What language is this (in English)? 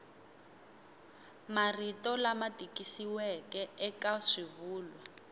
Tsonga